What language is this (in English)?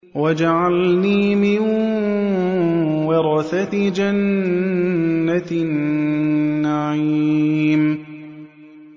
Arabic